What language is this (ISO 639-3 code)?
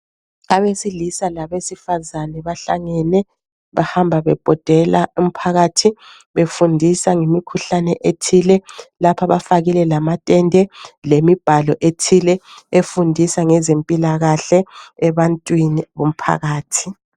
nde